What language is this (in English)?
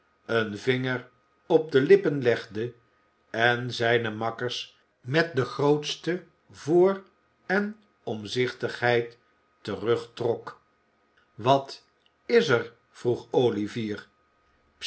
Dutch